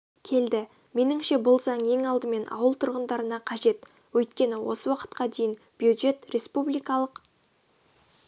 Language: Kazakh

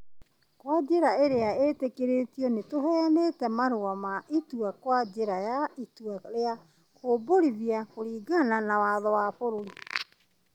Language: Kikuyu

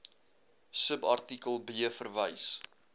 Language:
Afrikaans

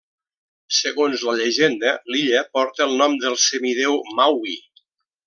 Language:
Catalan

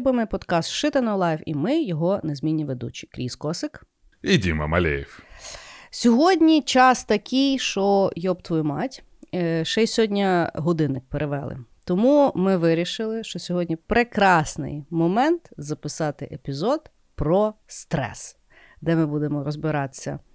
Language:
Ukrainian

